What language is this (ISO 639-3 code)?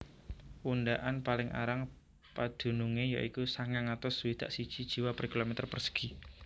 jav